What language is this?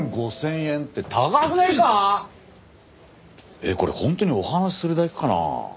Japanese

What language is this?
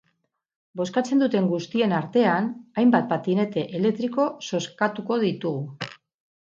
Basque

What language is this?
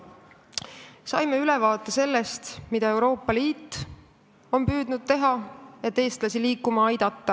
Estonian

